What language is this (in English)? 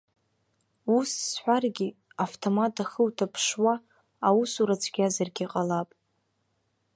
Abkhazian